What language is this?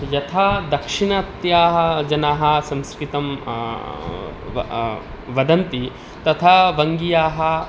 Sanskrit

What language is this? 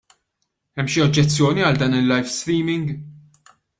Maltese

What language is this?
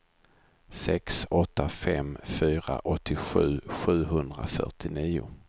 Swedish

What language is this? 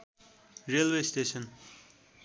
Nepali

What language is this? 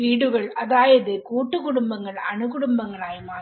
Malayalam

